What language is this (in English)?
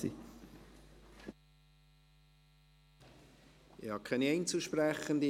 Swiss German